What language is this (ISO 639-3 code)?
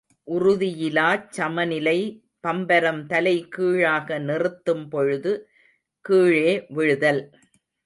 tam